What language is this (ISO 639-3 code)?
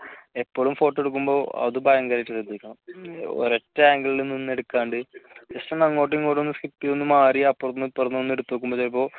mal